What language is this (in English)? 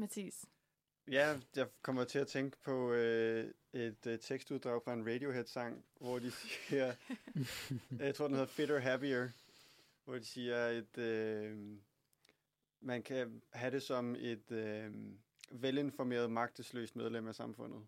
Danish